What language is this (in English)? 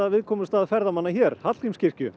Icelandic